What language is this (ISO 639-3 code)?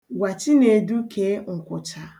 ibo